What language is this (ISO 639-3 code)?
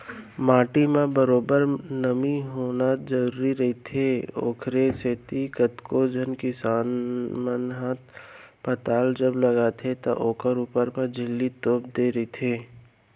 hne